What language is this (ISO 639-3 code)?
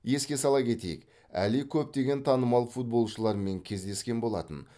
kaz